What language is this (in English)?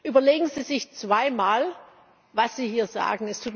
German